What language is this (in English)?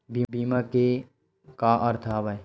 Chhattisgarhi